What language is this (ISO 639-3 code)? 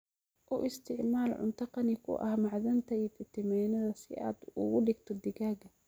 som